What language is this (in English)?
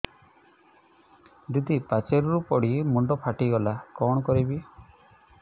Odia